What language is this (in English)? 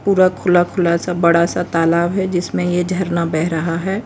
Hindi